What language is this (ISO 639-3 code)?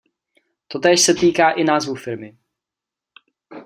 ces